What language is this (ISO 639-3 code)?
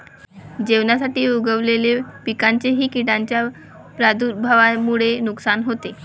mar